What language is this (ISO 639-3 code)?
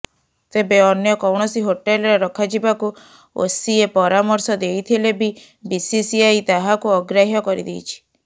ori